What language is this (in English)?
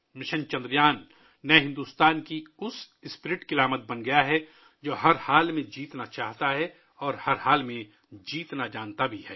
Urdu